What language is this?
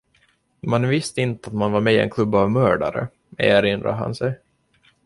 Swedish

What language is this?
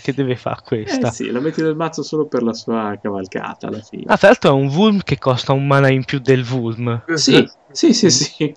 Italian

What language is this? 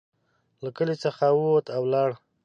Pashto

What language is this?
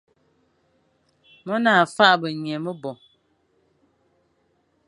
Fang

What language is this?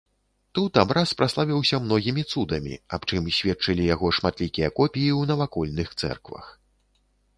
Belarusian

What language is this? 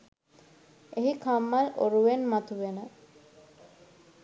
Sinhala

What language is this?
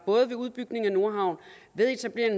Danish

